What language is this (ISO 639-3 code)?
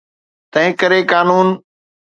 snd